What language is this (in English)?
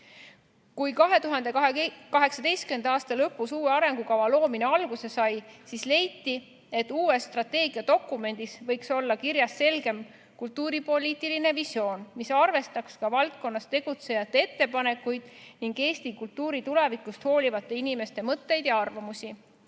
Estonian